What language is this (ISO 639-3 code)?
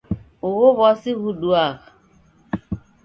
dav